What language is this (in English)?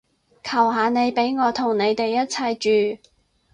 Cantonese